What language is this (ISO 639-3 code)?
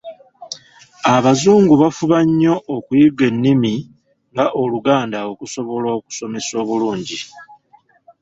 lug